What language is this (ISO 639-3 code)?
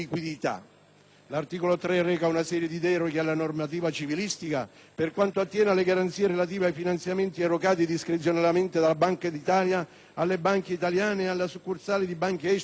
ita